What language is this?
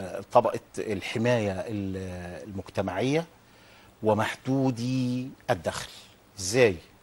Arabic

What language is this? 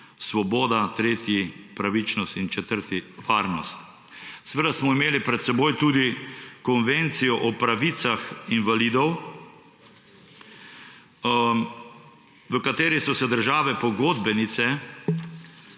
Slovenian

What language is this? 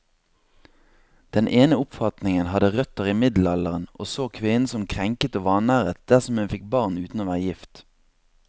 Norwegian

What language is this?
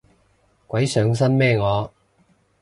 Cantonese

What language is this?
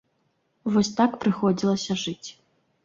Belarusian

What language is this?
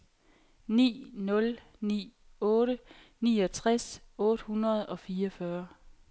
Danish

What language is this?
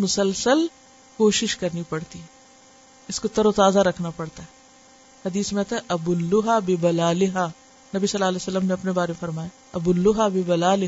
Urdu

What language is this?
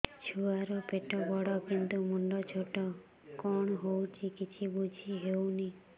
Odia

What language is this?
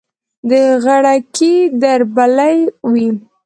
Pashto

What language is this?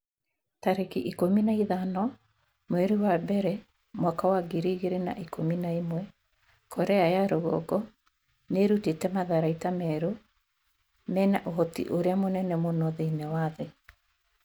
Kikuyu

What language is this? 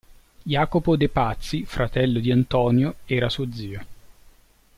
Italian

